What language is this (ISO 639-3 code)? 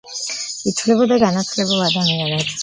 kat